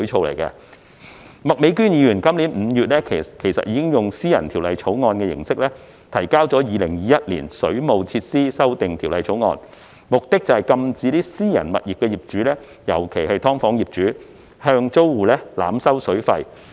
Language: Cantonese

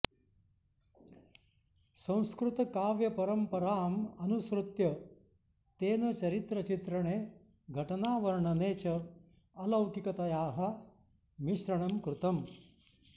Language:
Sanskrit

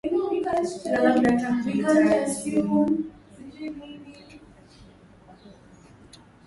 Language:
Swahili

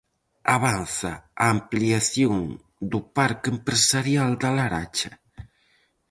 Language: Galician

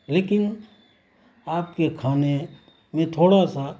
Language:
Urdu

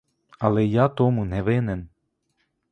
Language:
Ukrainian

